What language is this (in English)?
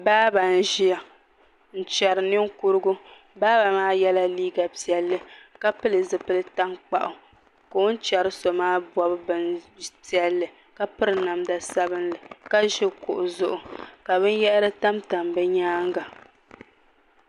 Dagbani